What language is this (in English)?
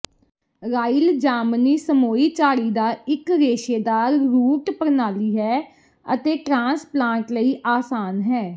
Punjabi